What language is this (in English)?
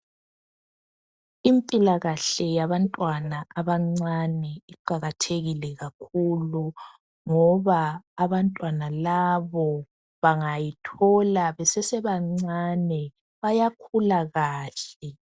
North Ndebele